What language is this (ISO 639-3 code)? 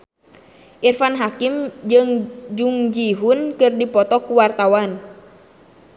sun